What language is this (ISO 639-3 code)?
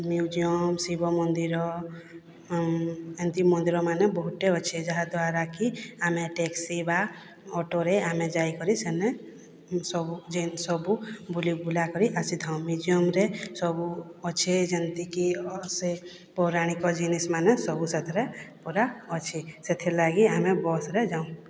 ori